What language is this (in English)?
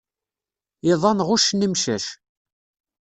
Kabyle